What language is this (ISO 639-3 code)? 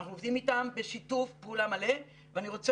heb